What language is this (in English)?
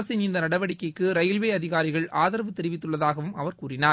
Tamil